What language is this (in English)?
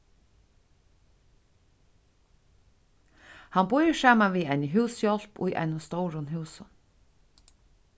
Faroese